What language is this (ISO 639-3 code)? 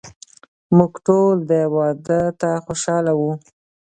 pus